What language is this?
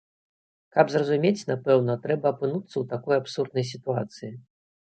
Belarusian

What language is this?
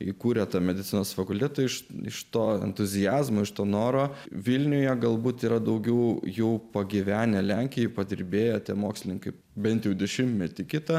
Lithuanian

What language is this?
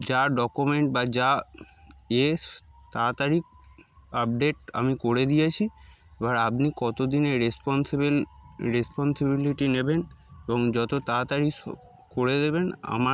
Bangla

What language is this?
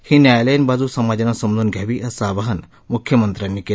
Marathi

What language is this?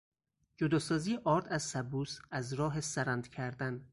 Persian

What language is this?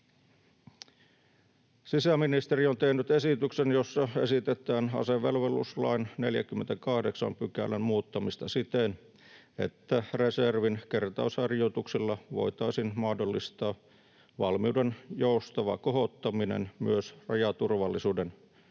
Finnish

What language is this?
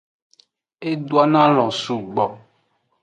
Aja (Benin)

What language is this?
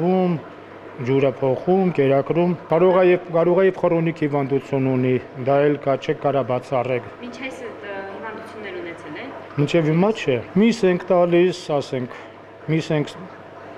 Dutch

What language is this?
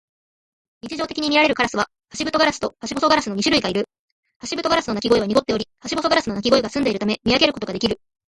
Japanese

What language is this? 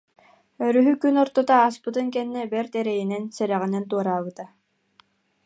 Yakut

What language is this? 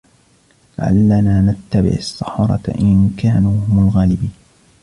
Arabic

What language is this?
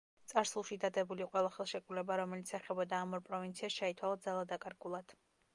Georgian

